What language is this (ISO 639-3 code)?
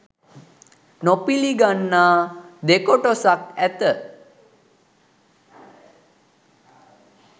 sin